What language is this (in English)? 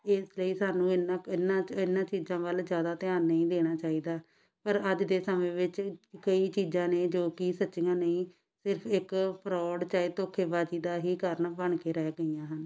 Punjabi